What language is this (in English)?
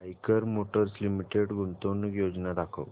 Marathi